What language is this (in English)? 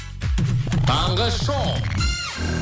Kazakh